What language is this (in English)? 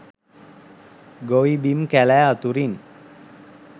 Sinhala